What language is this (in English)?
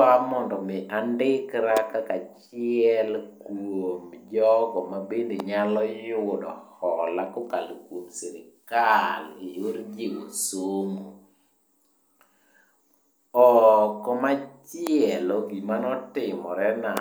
Luo (Kenya and Tanzania)